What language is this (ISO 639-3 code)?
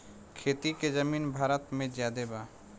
bho